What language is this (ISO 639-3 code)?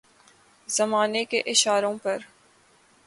urd